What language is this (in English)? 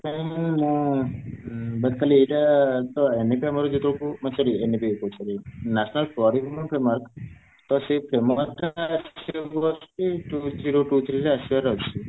Odia